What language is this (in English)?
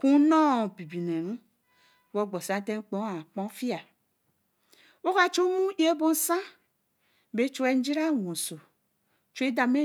Eleme